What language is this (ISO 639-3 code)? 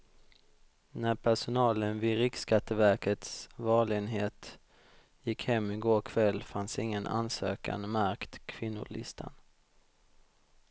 swe